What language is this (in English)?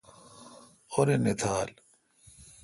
Kalkoti